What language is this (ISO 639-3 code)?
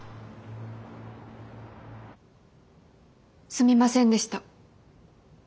jpn